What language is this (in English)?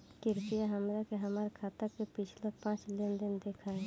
Bhojpuri